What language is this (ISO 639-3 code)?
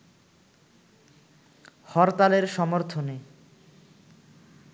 ben